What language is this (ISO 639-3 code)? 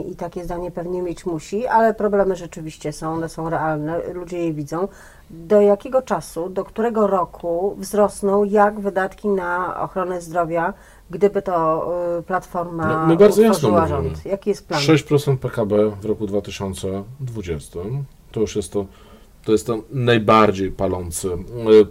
pol